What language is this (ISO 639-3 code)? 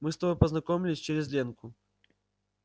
rus